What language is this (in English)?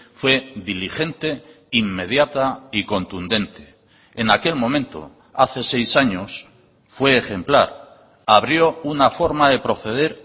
Spanish